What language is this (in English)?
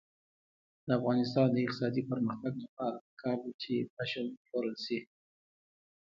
Pashto